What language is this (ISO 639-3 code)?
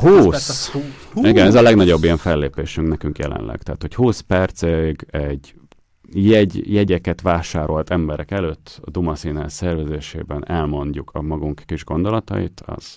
hun